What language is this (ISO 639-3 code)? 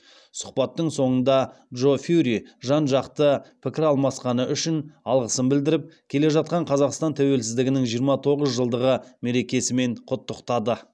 kaz